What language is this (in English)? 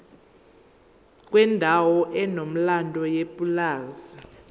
Zulu